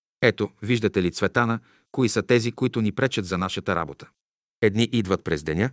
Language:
Bulgarian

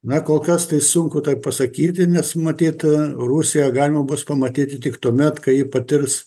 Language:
Lithuanian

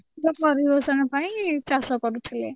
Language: Odia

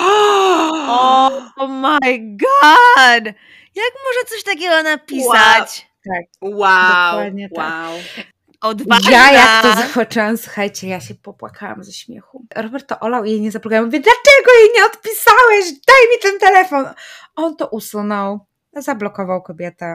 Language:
Polish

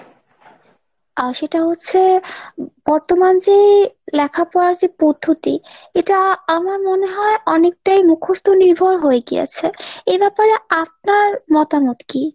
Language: Bangla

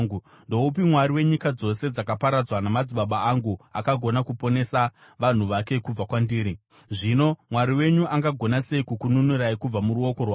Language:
Shona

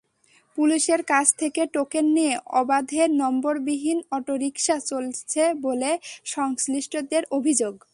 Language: Bangla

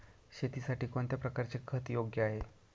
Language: Marathi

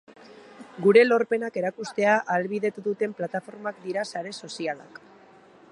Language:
Basque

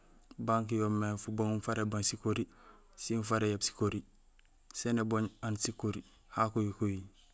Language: Gusilay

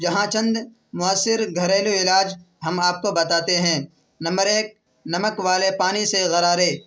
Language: Urdu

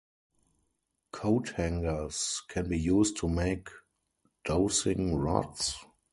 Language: English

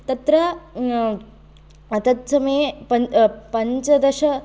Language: Sanskrit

